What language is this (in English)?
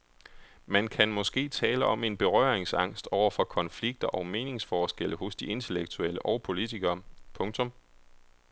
Danish